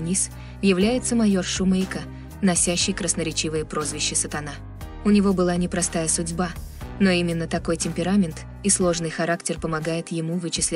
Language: Russian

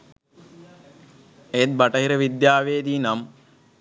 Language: Sinhala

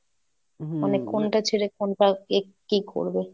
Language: Bangla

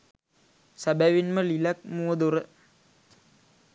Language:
Sinhala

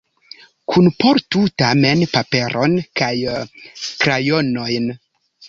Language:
Esperanto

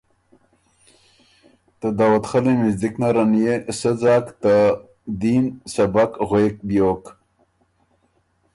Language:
Ormuri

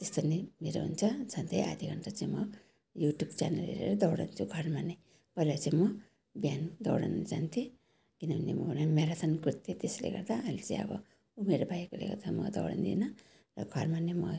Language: Nepali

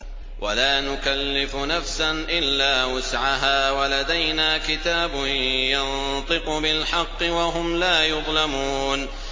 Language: Arabic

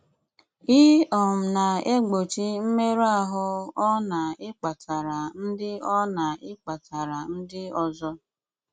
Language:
Igbo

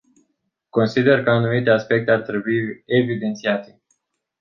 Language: Romanian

